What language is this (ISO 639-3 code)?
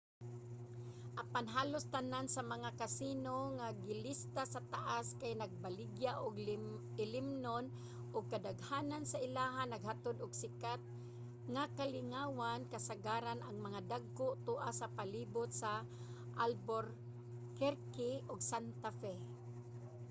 ceb